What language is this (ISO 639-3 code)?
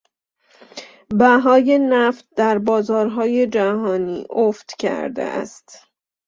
fas